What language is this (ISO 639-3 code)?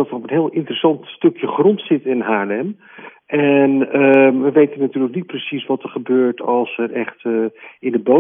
nld